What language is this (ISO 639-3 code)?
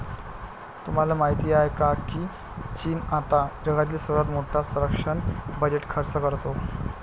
mar